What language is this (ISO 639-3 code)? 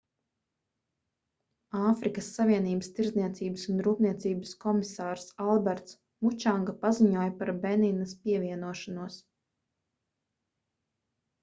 lav